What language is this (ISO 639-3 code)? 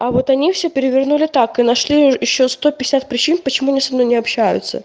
rus